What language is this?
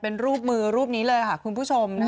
Thai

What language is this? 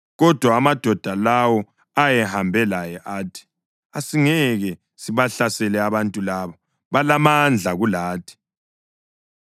North Ndebele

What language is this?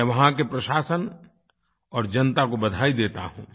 Hindi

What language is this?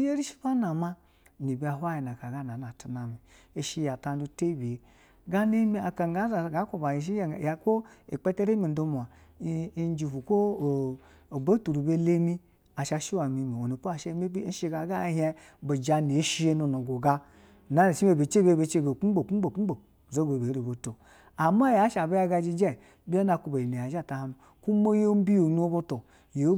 Basa (Nigeria)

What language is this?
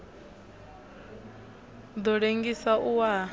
Venda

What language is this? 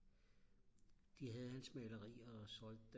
Danish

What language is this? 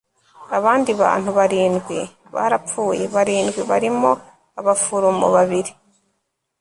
Kinyarwanda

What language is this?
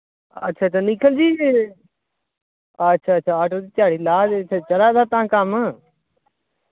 Dogri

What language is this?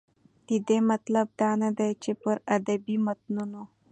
Pashto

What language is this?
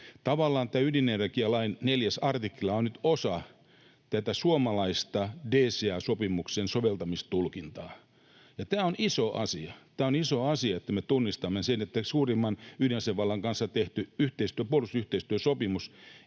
Finnish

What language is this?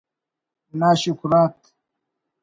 Brahui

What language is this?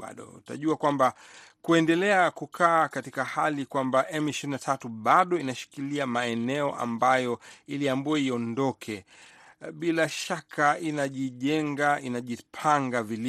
Swahili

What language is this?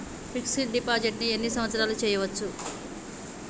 Telugu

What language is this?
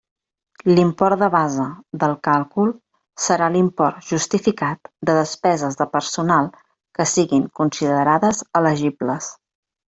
Catalan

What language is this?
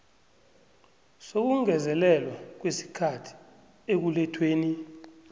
South Ndebele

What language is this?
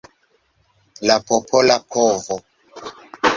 Esperanto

